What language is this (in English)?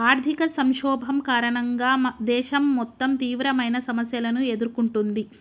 Telugu